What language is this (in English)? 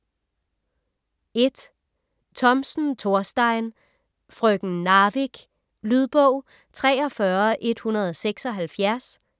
Danish